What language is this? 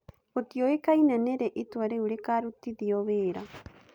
Kikuyu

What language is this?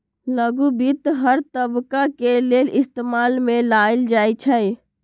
Magahi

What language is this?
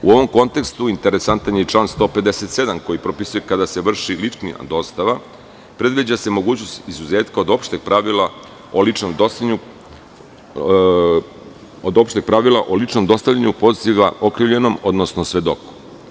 Serbian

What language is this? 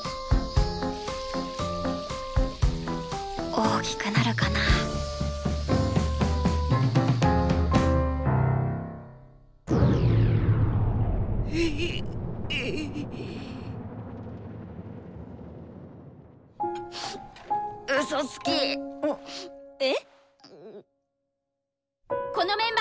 Japanese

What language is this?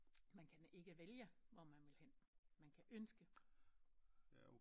Danish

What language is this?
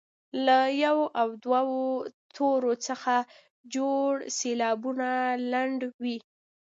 Pashto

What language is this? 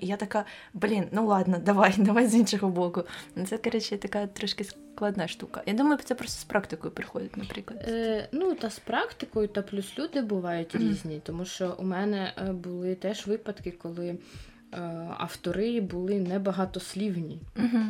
Ukrainian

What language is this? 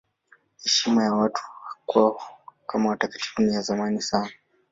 Swahili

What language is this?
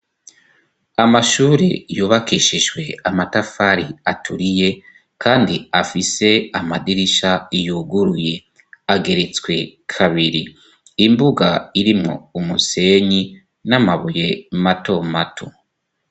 Rundi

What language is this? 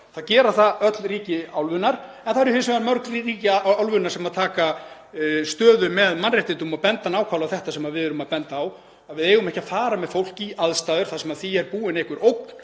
Icelandic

